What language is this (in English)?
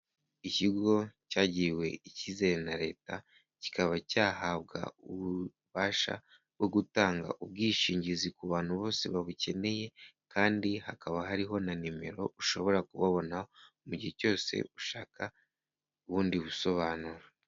Kinyarwanda